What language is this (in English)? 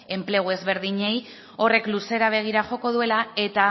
Basque